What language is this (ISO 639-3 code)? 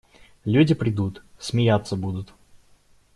rus